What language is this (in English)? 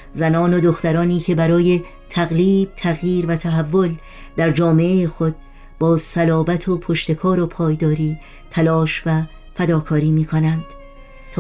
Persian